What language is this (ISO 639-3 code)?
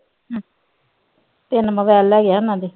pan